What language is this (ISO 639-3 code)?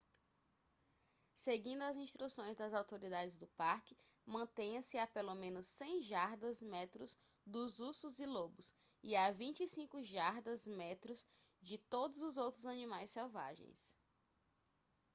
por